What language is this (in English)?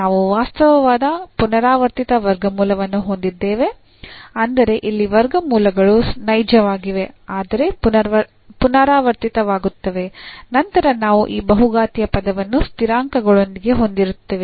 Kannada